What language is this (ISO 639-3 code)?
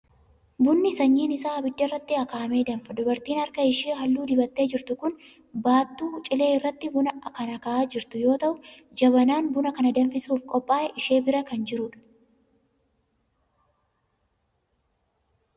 orm